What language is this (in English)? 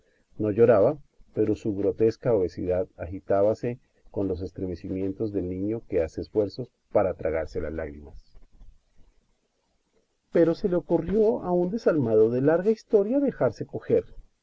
Spanish